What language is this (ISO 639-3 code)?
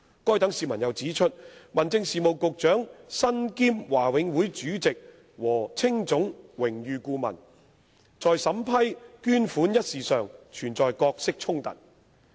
yue